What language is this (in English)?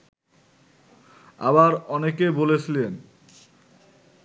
Bangla